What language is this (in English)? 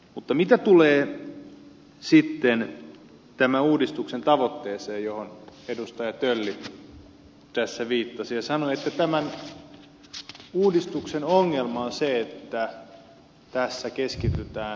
Finnish